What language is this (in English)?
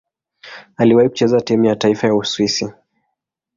Swahili